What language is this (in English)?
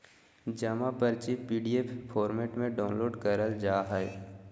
Magahi